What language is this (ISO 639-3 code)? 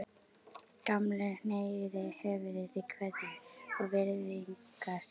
isl